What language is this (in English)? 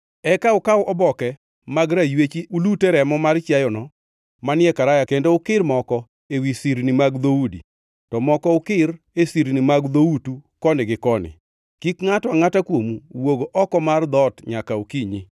Luo (Kenya and Tanzania)